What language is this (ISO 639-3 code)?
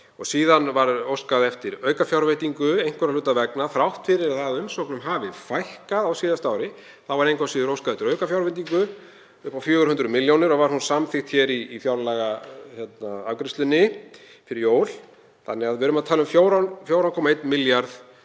isl